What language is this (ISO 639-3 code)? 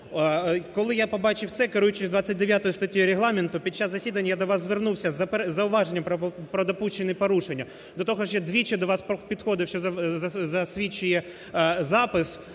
ukr